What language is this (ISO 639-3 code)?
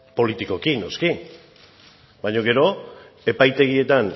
eus